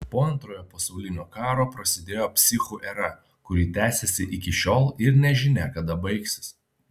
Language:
Lithuanian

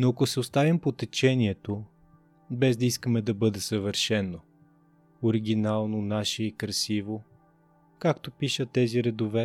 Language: Bulgarian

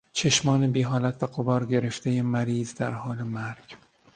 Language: Persian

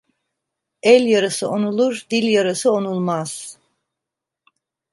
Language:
Turkish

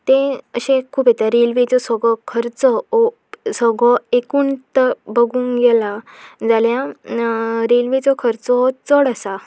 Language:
Konkani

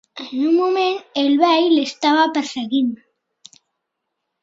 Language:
Catalan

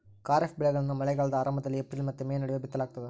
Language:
Kannada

